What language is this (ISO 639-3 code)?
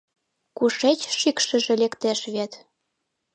chm